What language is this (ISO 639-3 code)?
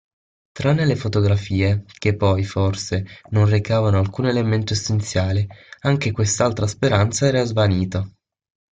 ita